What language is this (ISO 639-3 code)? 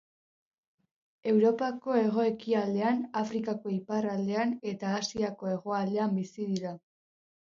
eus